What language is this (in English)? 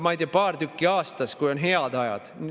Estonian